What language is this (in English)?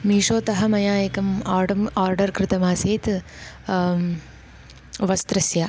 Sanskrit